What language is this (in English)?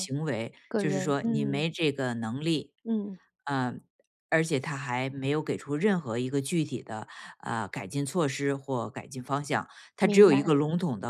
Chinese